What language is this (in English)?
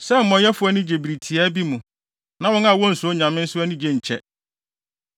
Akan